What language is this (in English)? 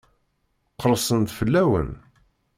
Kabyle